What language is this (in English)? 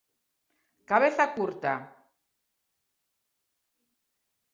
Galician